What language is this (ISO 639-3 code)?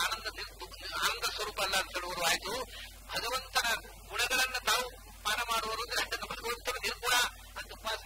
hin